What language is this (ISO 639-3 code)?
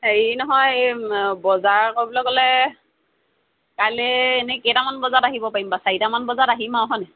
asm